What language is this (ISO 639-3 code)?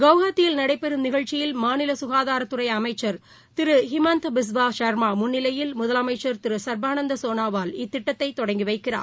tam